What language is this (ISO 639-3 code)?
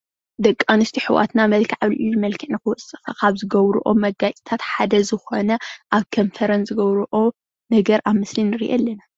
tir